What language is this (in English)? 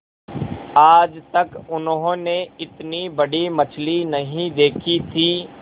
Hindi